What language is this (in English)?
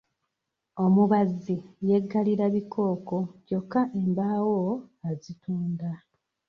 Ganda